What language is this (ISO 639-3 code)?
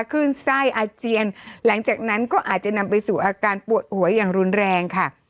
tha